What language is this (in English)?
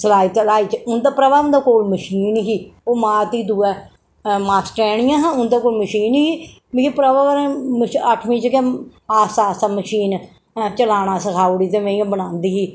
Dogri